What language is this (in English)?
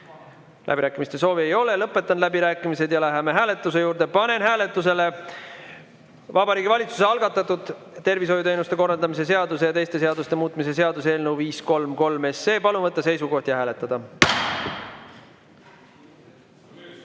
Estonian